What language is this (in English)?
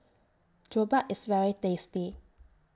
English